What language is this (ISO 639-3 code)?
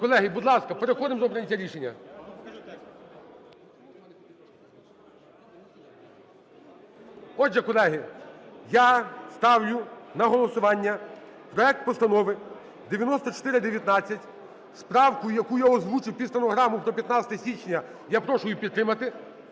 ukr